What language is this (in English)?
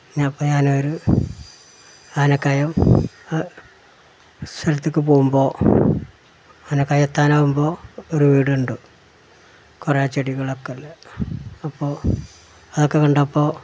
Malayalam